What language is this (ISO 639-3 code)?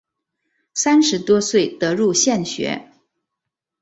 zho